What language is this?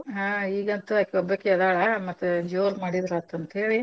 Kannada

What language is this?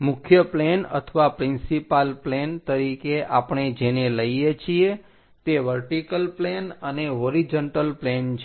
Gujarati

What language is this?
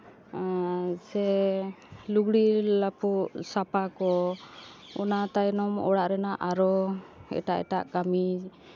Santali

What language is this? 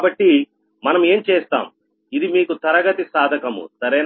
Telugu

